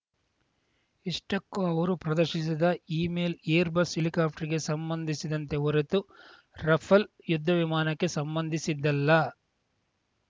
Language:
Kannada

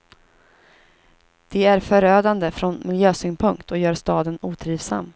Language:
Swedish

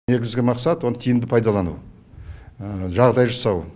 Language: Kazakh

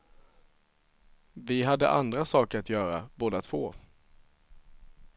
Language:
Swedish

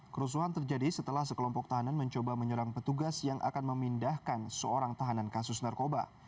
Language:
Indonesian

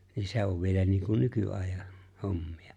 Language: Finnish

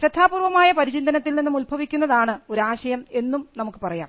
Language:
Malayalam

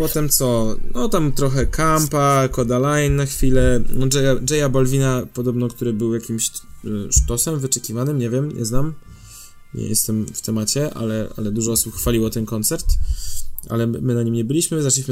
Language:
Polish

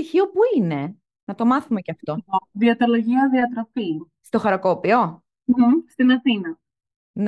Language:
Greek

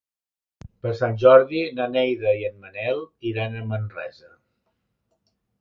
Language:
Catalan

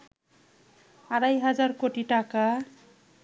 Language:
Bangla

